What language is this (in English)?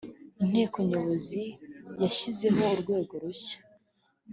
Kinyarwanda